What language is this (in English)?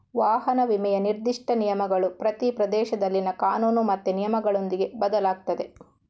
Kannada